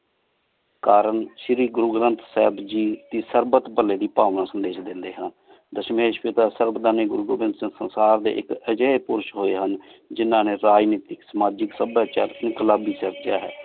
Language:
Punjabi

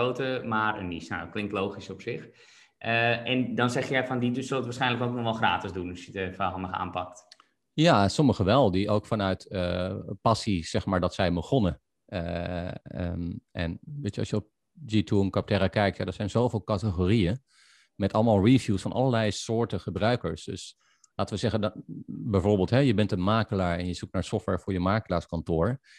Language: Dutch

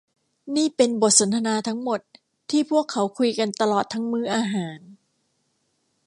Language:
Thai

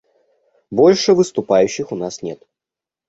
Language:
Russian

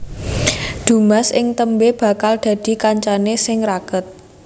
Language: Javanese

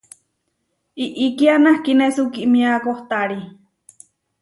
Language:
Huarijio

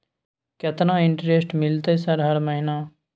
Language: Maithili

